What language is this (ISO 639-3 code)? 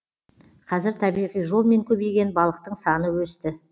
kaz